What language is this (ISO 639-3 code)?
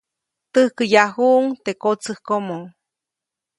zoc